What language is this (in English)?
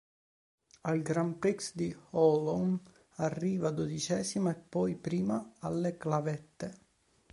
Italian